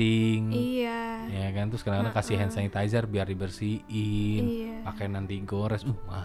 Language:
Indonesian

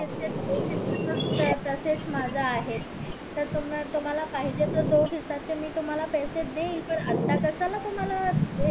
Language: Marathi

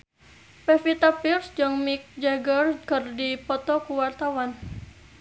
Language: Sundanese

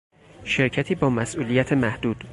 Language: Persian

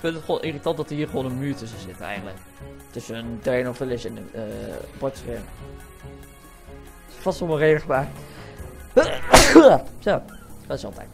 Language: Dutch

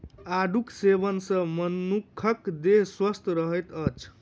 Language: Maithili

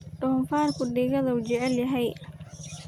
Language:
Somali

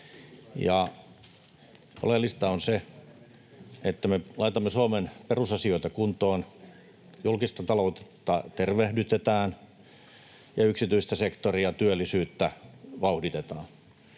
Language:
Finnish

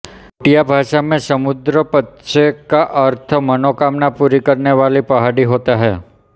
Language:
Hindi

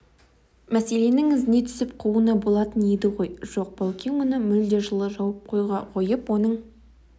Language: Kazakh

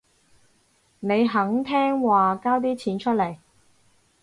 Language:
Cantonese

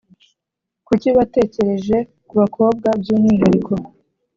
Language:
Kinyarwanda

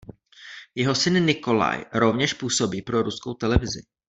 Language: Czech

